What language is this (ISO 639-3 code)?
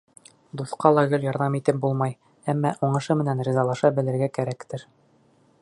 bak